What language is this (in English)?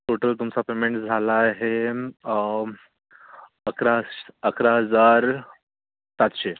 Marathi